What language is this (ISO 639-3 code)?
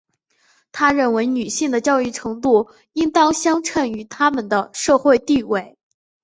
zho